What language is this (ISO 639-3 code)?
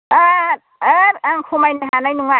brx